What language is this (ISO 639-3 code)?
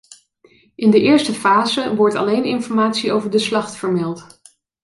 nld